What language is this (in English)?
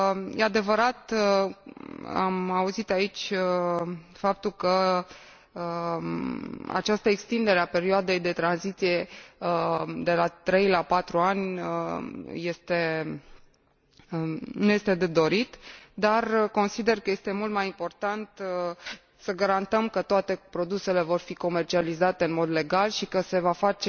Romanian